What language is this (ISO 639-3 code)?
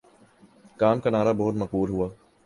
urd